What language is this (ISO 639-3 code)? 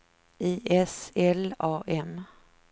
swe